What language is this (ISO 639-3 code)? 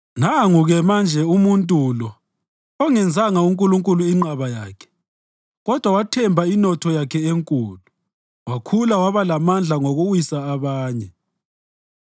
nde